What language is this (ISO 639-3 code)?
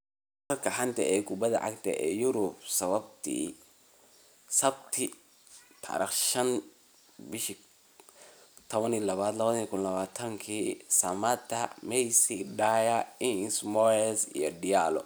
som